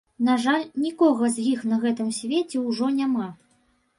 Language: Belarusian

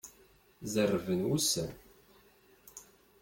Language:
Kabyle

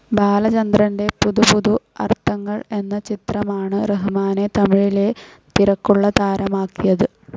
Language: Malayalam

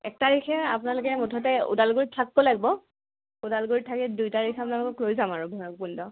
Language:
Assamese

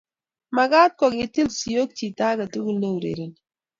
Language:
Kalenjin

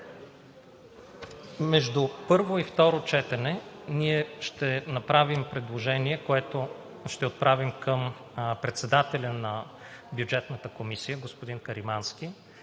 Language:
Bulgarian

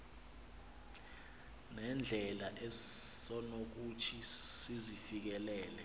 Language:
Xhosa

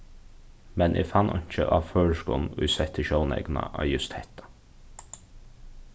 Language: Faroese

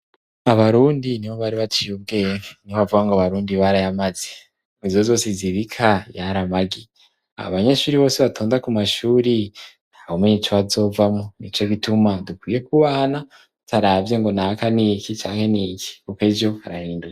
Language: Rundi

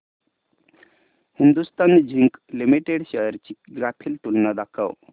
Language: Marathi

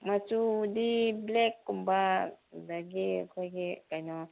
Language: Manipuri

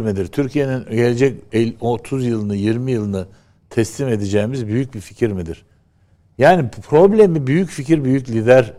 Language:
Turkish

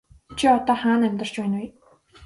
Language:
Mongolian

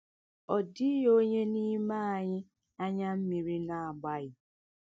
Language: Igbo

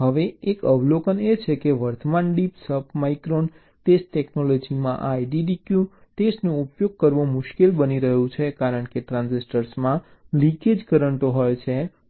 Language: Gujarati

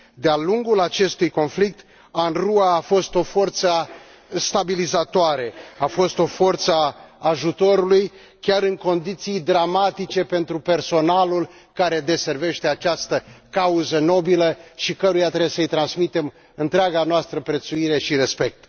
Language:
Romanian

